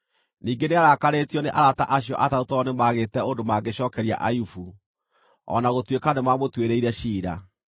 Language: Kikuyu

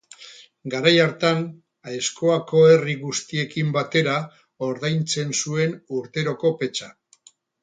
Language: Basque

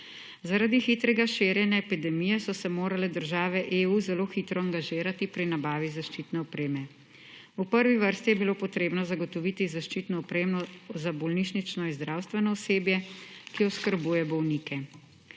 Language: Slovenian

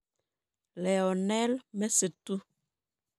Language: Kalenjin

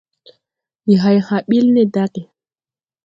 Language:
Tupuri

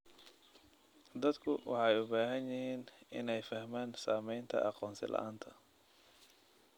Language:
Somali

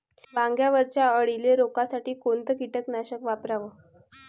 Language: Marathi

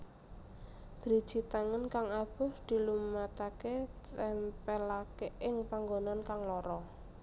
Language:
Javanese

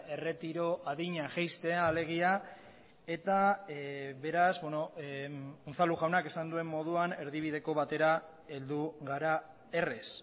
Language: Basque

